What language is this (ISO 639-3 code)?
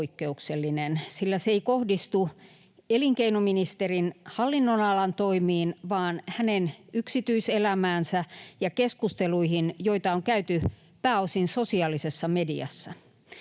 fin